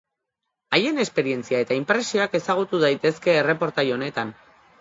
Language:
Basque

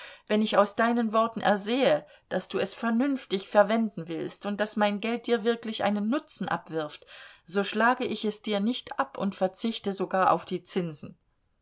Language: German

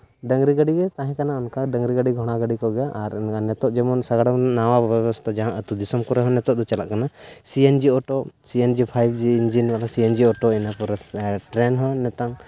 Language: Santali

